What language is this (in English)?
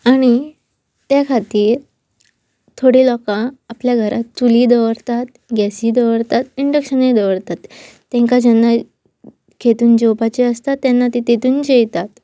Konkani